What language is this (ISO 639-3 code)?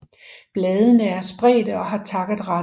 dan